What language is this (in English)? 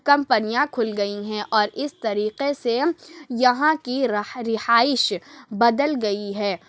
Urdu